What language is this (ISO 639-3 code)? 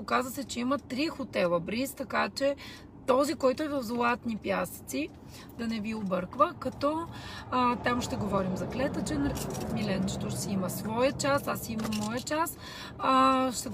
bul